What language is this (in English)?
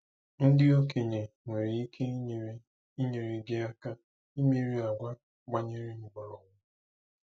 Igbo